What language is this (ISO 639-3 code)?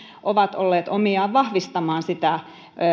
fin